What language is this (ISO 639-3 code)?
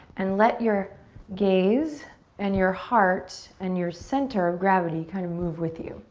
eng